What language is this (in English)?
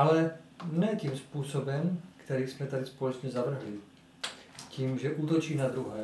Czech